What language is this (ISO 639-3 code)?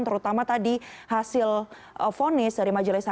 ind